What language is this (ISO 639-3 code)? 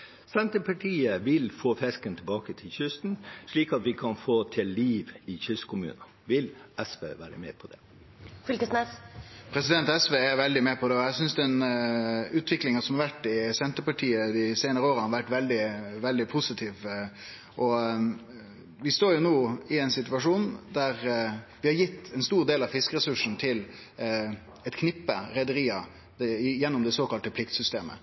nor